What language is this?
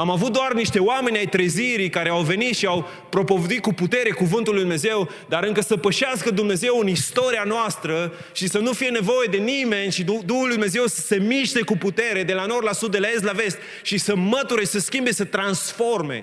Romanian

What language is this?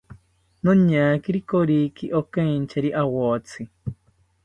South Ucayali Ashéninka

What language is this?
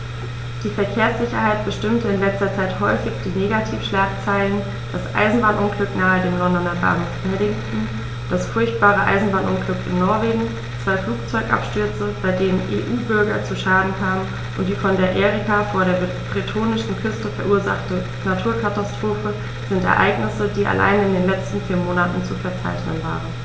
German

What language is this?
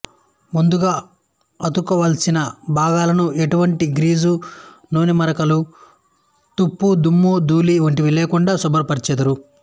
Telugu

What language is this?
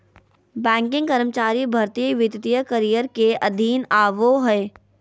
Magahi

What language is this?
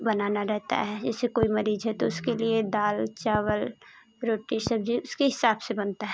Hindi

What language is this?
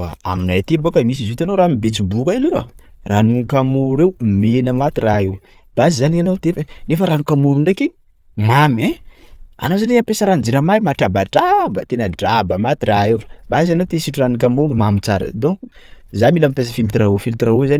Sakalava Malagasy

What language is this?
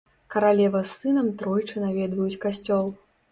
Belarusian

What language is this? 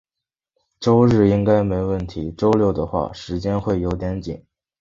Chinese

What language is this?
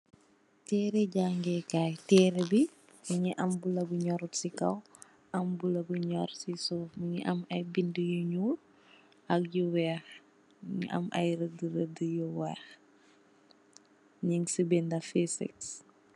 Wolof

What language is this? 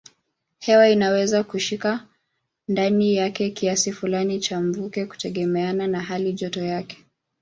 Swahili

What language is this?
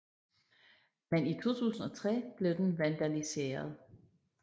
Danish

